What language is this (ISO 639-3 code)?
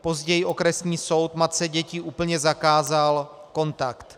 ces